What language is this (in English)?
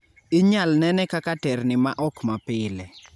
Luo (Kenya and Tanzania)